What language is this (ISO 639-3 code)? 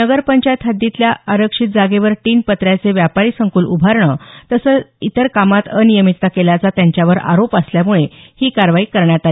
mar